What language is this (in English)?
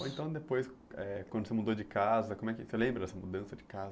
Portuguese